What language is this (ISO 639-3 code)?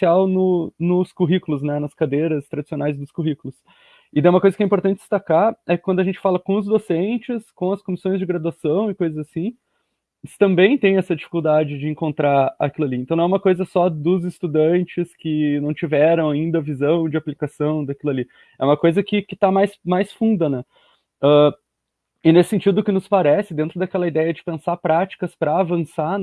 por